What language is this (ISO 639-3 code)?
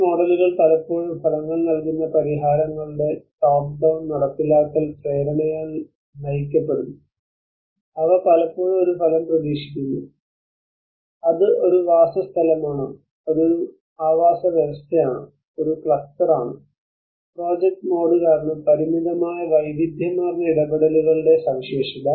mal